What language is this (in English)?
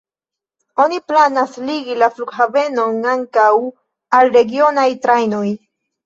Esperanto